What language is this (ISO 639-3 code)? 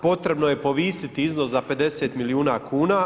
hrv